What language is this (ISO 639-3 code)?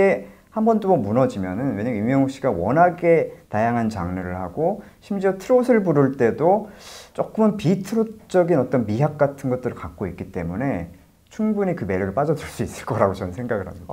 kor